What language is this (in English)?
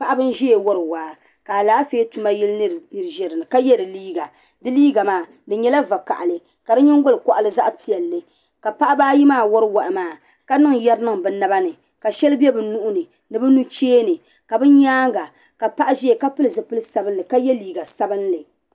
Dagbani